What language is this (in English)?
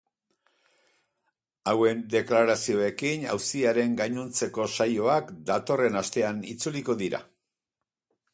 Basque